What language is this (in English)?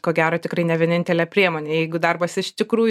Lithuanian